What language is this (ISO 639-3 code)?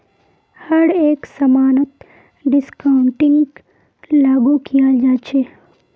mag